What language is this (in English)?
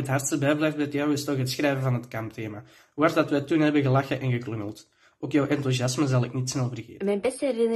Dutch